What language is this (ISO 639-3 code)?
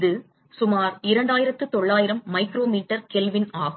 tam